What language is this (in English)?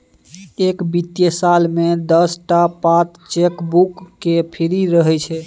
Maithili